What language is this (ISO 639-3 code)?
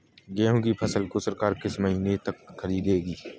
hin